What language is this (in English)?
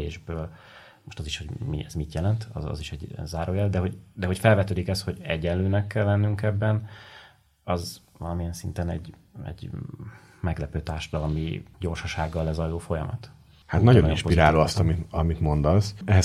Hungarian